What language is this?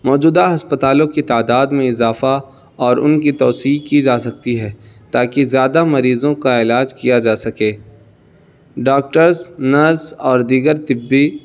Urdu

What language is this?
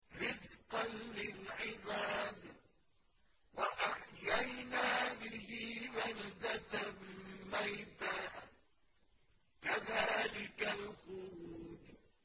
Arabic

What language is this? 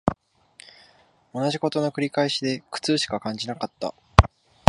Japanese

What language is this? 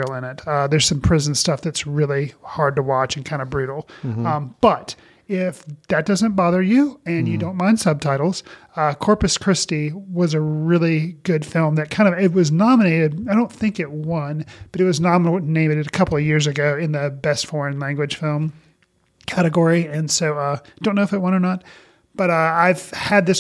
English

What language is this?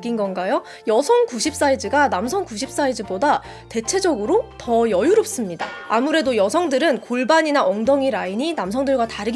Korean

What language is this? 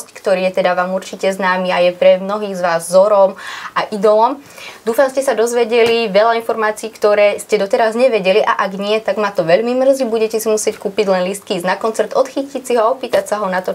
Slovak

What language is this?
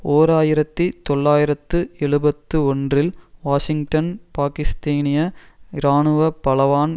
Tamil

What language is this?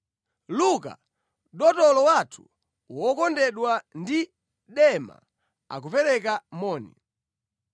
Nyanja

